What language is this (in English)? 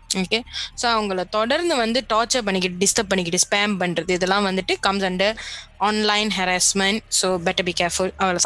Tamil